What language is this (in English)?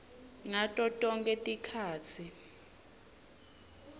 Swati